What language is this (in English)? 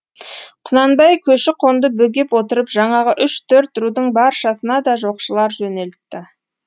Kazakh